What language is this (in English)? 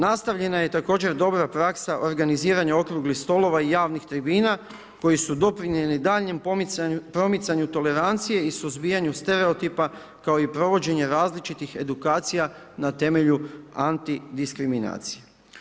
Croatian